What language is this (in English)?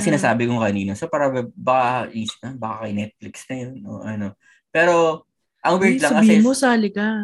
Filipino